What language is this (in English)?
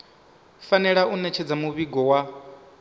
Venda